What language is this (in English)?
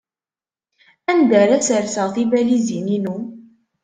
Kabyle